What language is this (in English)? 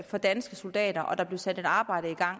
Danish